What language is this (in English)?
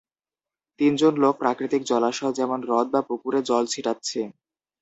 Bangla